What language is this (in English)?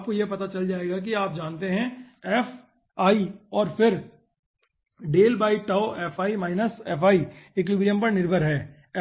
Hindi